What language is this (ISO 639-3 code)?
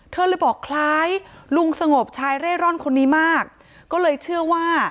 tha